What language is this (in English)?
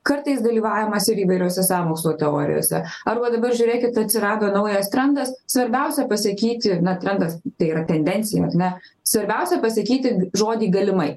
Lithuanian